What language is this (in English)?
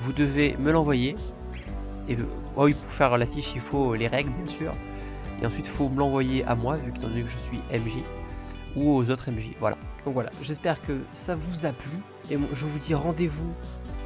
French